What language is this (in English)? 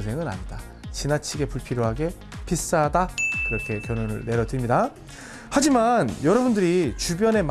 Korean